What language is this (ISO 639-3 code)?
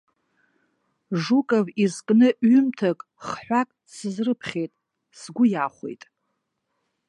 abk